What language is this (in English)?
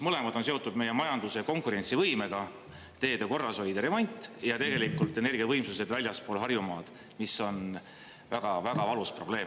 Estonian